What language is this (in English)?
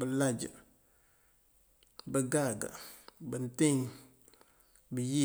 Mandjak